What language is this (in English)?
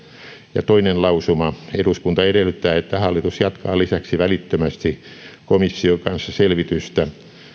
Finnish